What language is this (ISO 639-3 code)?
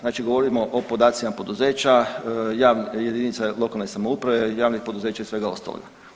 hrv